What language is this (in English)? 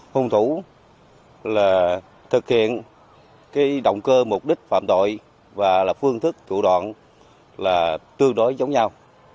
Vietnamese